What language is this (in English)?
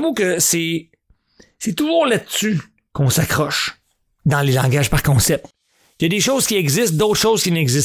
French